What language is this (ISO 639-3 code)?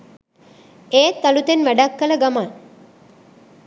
sin